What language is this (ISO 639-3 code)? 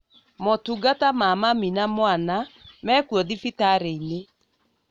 kik